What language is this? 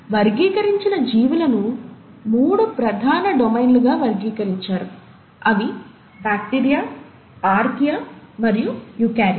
Telugu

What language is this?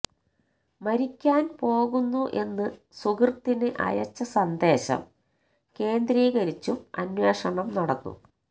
Malayalam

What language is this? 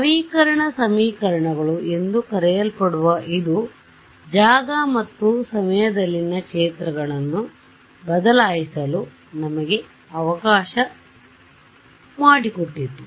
Kannada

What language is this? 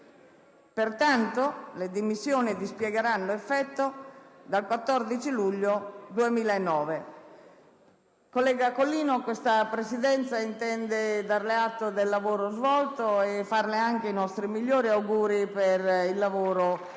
Italian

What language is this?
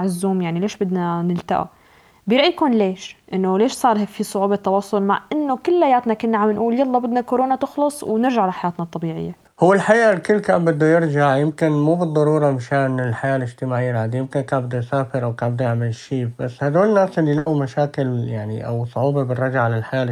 Arabic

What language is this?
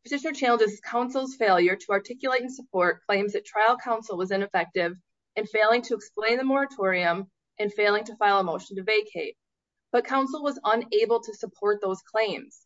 English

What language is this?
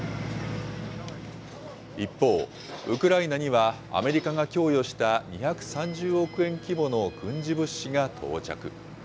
Japanese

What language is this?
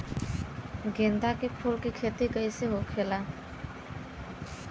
Bhojpuri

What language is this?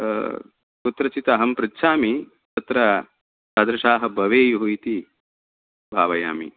Sanskrit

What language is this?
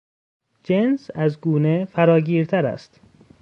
Persian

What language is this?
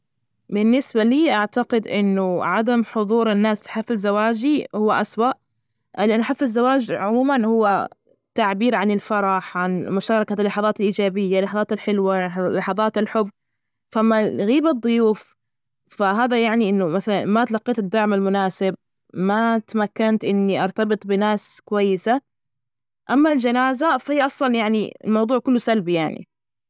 Najdi Arabic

